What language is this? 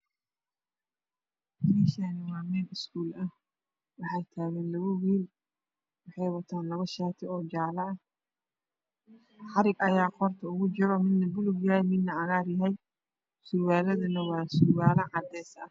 Somali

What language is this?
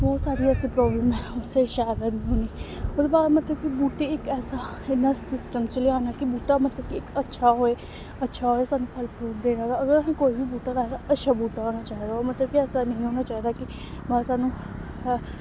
Dogri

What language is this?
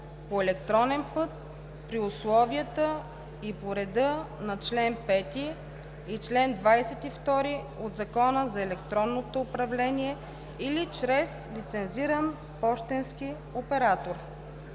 Bulgarian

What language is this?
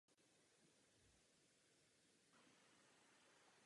Czech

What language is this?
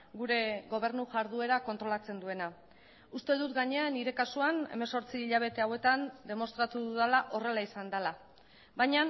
Basque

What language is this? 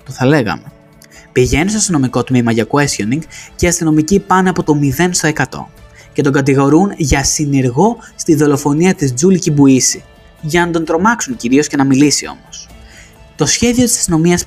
Greek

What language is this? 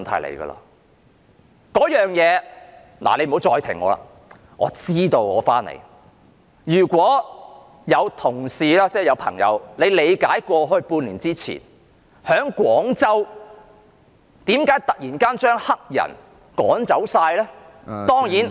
Cantonese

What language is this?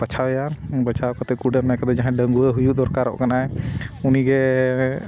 Santali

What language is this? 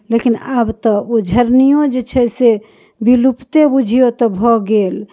Maithili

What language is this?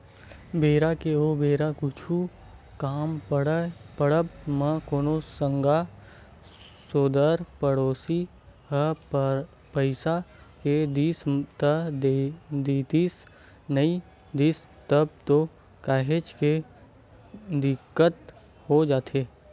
Chhattisgarhi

